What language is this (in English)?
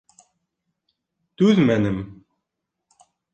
Bashkir